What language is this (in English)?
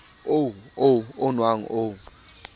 Southern Sotho